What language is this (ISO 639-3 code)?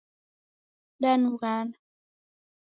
dav